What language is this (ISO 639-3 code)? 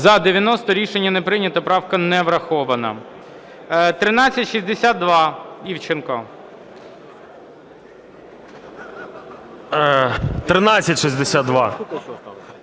ukr